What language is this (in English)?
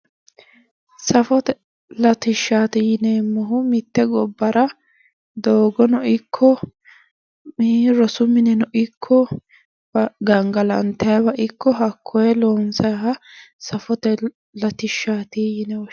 Sidamo